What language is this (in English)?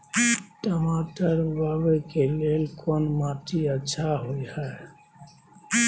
Maithili